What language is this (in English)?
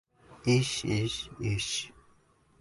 Uzbek